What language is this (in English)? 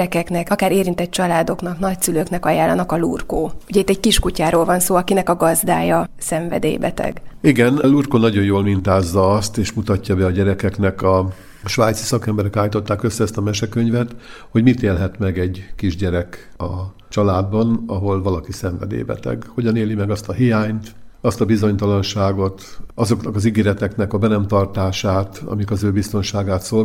Hungarian